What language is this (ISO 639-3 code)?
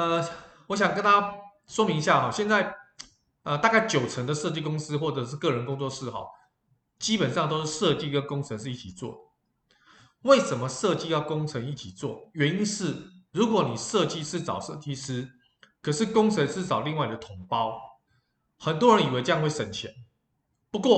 zho